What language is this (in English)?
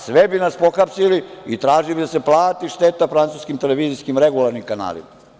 Serbian